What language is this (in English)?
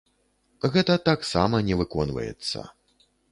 Belarusian